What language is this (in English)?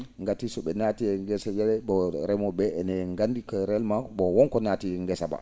Fula